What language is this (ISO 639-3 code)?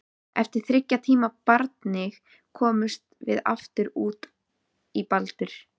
isl